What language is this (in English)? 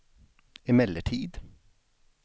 Swedish